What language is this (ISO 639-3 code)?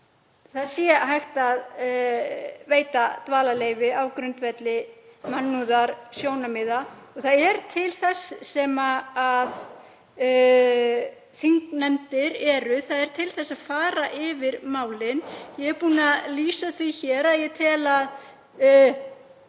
isl